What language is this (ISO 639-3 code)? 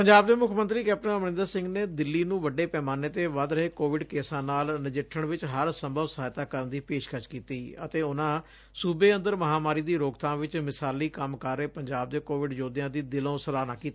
pan